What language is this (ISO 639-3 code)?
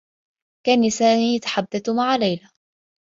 ara